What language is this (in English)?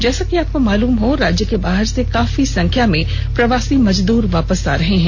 Hindi